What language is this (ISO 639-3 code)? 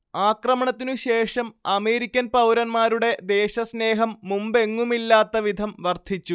mal